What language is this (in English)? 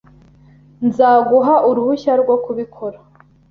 Kinyarwanda